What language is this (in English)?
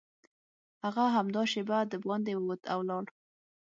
Pashto